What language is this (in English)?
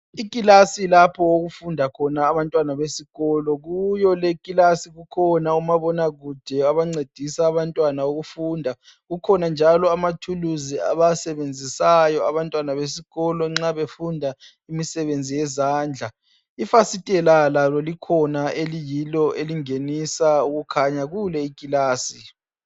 North Ndebele